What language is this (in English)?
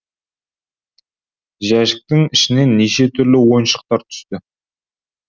Kazakh